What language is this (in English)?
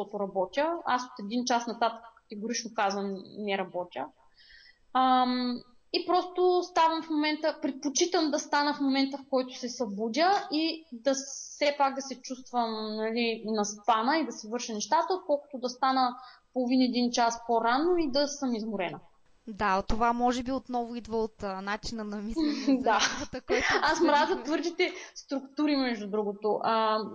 Bulgarian